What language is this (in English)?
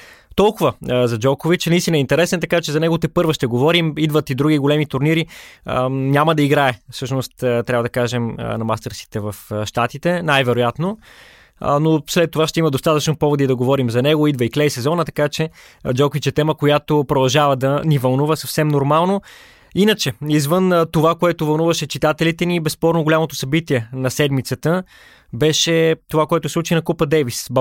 Bulgarian